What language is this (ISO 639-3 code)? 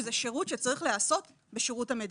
heb